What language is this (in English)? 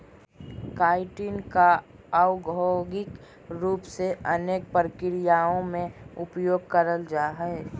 Magahi